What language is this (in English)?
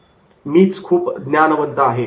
Marathi